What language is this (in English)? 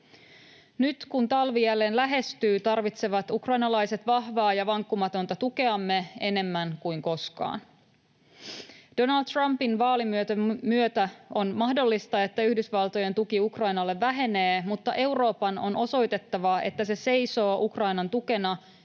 Finnish